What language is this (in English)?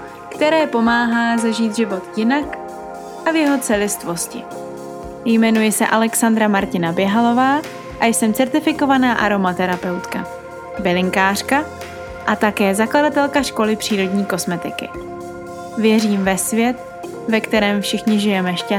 Czech